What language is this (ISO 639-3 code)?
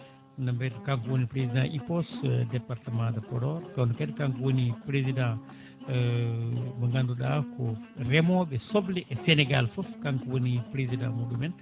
ful